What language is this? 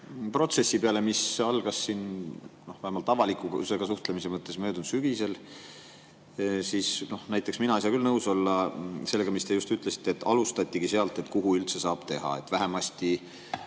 Estonian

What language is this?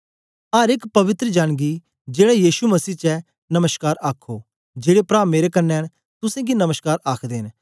Dogri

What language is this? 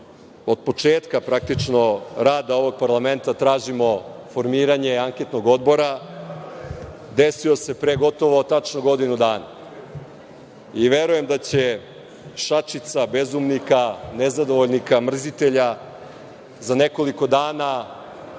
Serbian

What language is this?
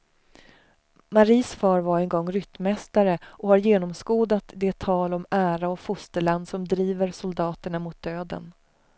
Swedish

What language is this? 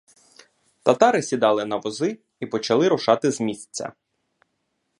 Ukrainian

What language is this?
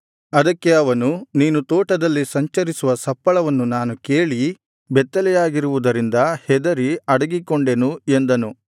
Kannada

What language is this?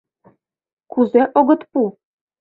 Mari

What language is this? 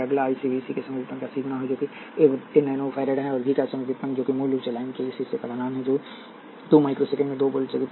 Hindi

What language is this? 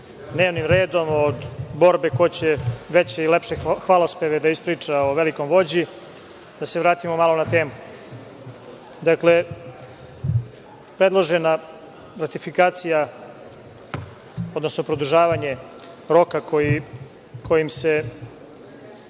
Serbian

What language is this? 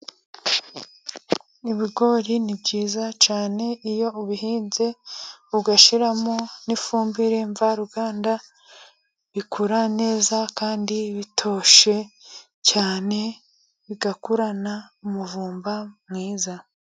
Kinyarwanda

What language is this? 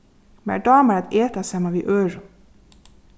Faroese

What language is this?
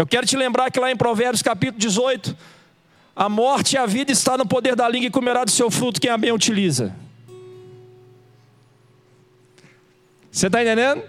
Portuguese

